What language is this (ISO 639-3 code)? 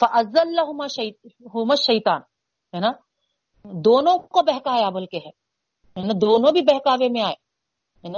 urd